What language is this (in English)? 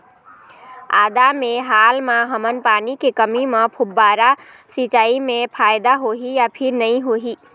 Chhattisgarhi